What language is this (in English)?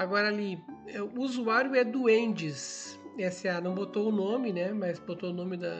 Portuguese